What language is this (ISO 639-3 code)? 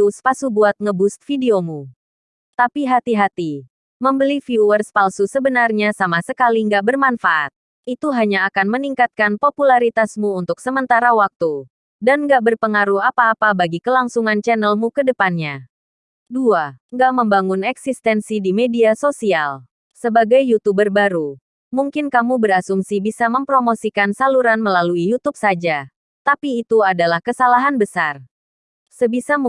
ind